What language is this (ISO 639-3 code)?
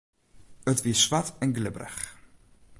fry